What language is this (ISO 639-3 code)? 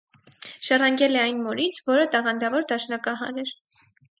hye